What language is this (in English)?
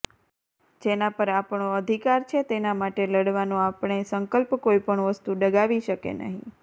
Gujarati